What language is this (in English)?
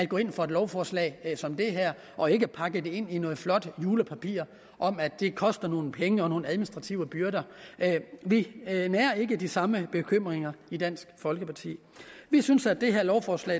Danish